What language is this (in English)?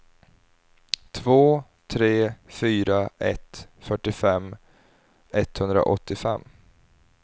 Swedish